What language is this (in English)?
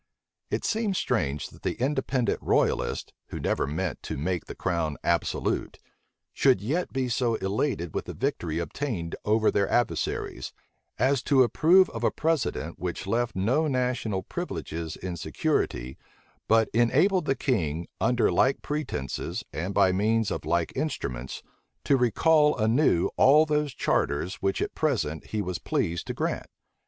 English